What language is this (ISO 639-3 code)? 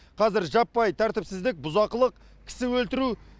kaz